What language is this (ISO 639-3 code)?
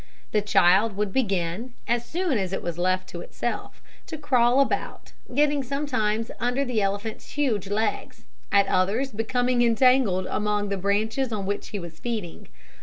eng